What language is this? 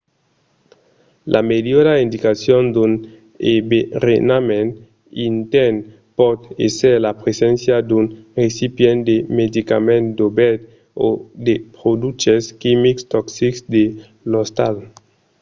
Occitan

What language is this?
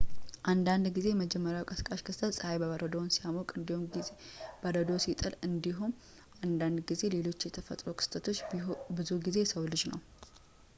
Amharic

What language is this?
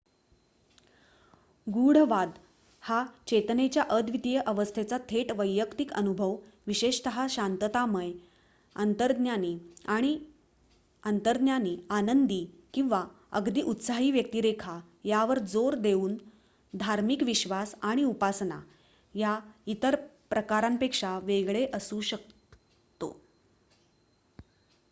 Marathi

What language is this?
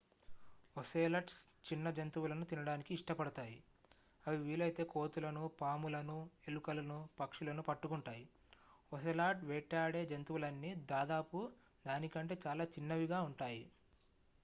Telugu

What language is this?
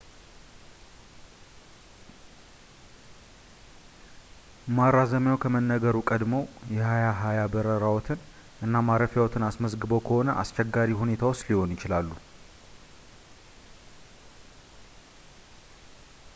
Amharic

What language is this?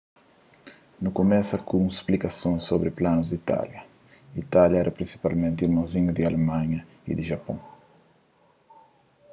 Kabuverdianu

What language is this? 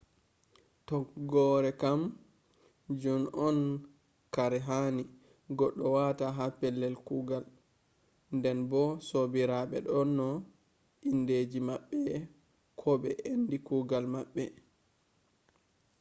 Fula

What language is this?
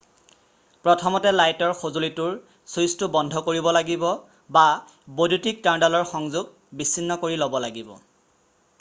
Assamese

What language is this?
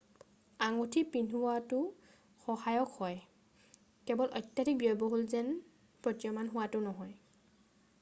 Assamese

